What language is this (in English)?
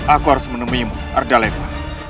Indonesian